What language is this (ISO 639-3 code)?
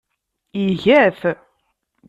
kab